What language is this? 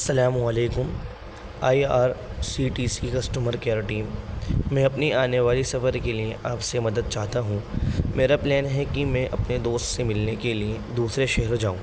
Urdu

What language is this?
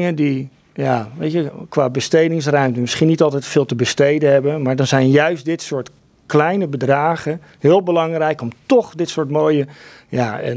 Dutch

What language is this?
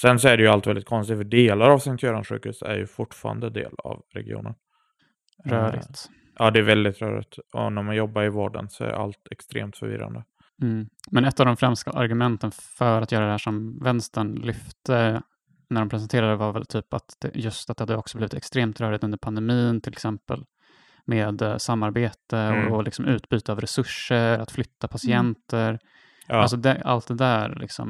Swedish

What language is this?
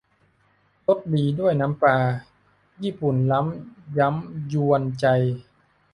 Thai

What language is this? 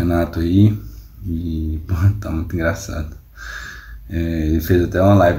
Portuguese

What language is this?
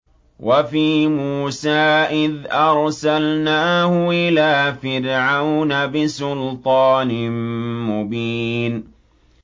Arabic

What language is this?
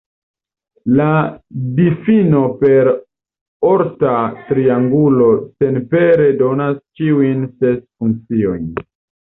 Esperanto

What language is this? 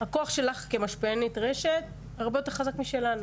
Hebrew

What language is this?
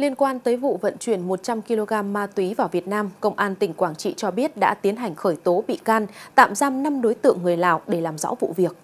Vietnamese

